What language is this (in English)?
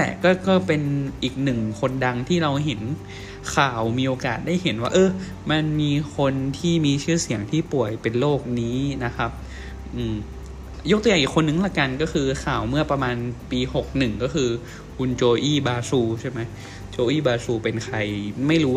Thai